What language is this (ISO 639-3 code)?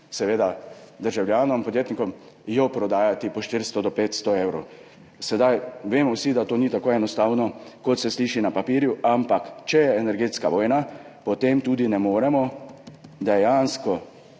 slv